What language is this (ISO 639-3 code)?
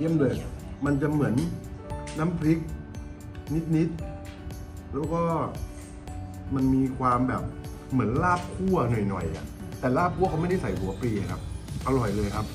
tha